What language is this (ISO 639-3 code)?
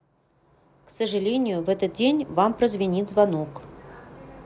rus